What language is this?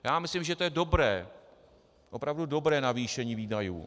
Czech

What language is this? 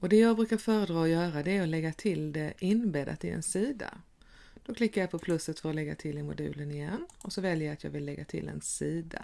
Swedish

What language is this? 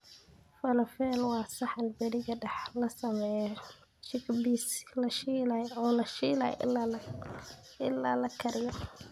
Somali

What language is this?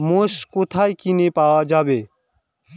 Bangla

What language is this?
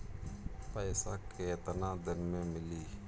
Bhojpuri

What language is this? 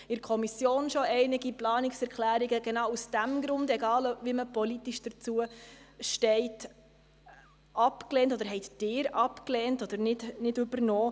Swiss German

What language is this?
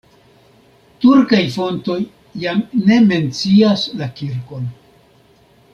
Esperanto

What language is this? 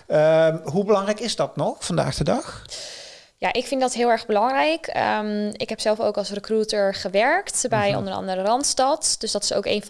Dutch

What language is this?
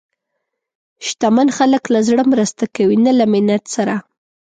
Pashto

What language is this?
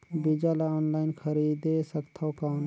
Chhattisgarhi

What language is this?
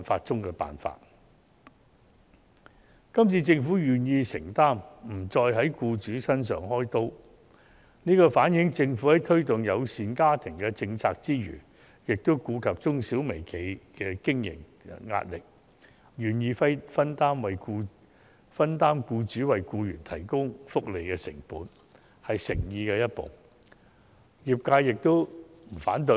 Cantonese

